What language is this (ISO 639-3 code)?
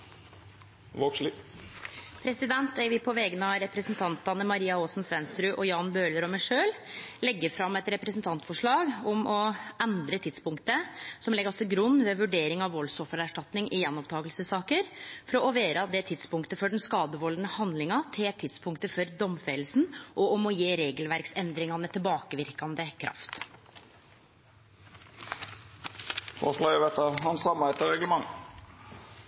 nno